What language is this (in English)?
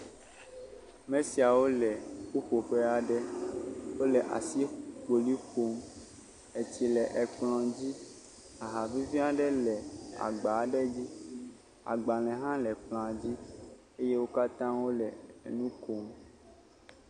Ewe